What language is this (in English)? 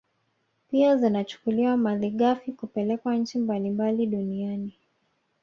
Swahili